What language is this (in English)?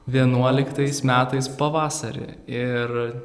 Lithuanian